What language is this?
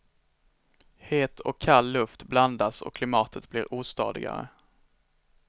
Swedish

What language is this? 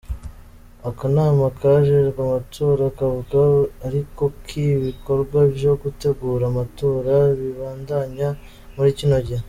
Kinyarwanda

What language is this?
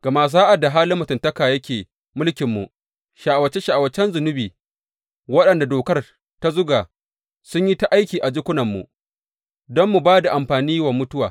Hausa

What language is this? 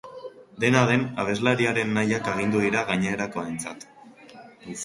Basque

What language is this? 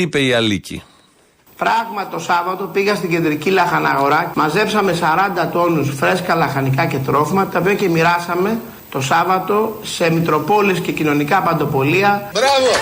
Greek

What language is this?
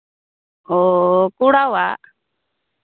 Santali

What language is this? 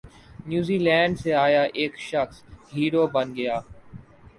Urdu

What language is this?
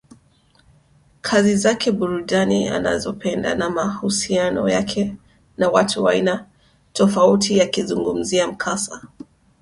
Swahili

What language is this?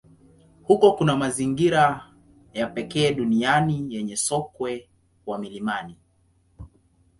Swahili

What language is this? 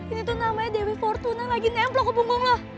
Indonesian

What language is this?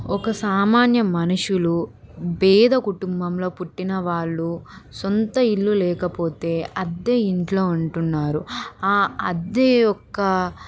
Telugu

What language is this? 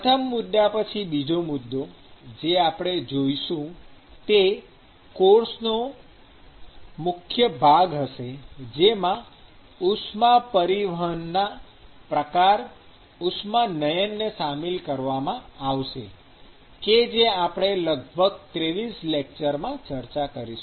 Gujarati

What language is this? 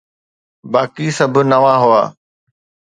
Sindhi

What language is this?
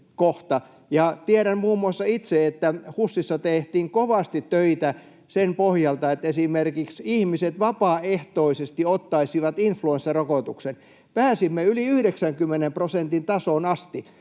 Finnish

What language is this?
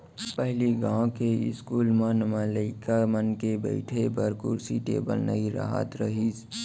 Chhattisgarhi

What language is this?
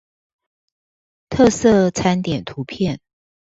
Chinese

